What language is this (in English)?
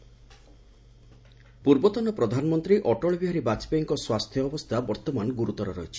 Odia